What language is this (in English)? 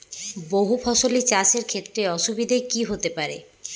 Bangla